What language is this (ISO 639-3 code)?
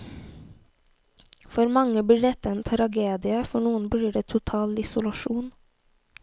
nor